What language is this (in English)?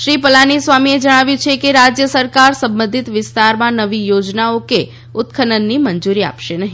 Gujarati